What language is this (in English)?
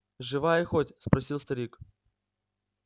Russian